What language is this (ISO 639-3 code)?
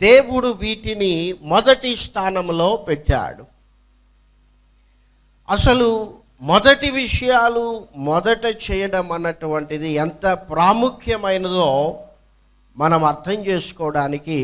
eng